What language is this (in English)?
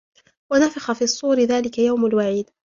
Arabic